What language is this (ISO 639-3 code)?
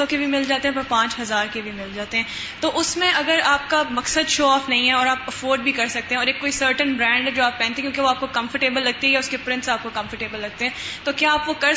urd